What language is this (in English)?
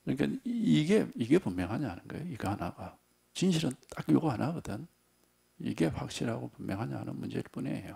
Korean